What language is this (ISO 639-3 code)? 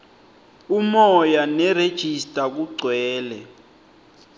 ssw